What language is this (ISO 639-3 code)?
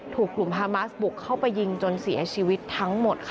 tha